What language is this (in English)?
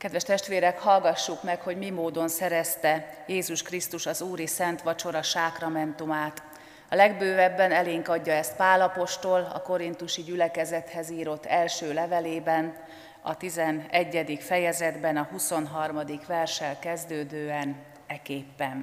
Hungarian